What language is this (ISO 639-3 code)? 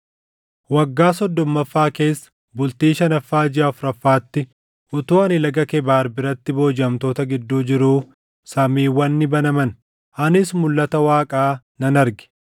orm